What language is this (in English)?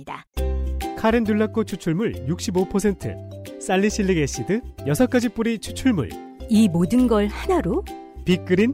Korean